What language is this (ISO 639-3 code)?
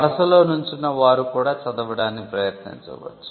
tel